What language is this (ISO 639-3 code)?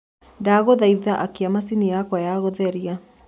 kik